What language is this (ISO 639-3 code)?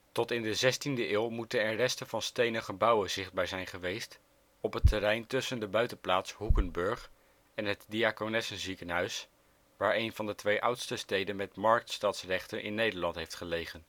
nld